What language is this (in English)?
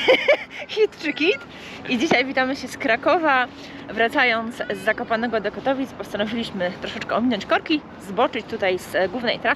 Polish